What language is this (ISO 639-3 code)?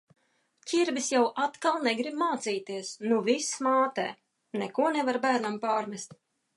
lav